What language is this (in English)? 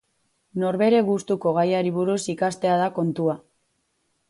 Basque